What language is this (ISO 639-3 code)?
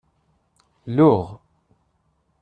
kab